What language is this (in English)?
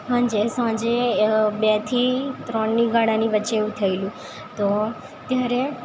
Gujarati